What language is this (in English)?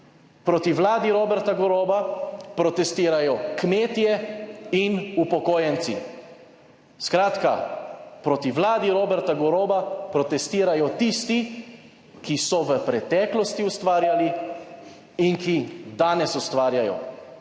Slovenian